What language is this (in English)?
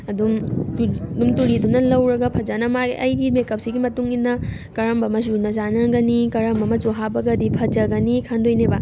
Manipuri